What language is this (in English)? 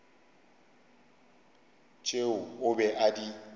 Northern Sotho